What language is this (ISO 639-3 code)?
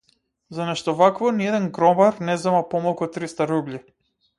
mkd